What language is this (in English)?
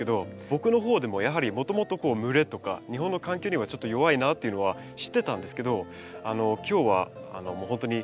Japanese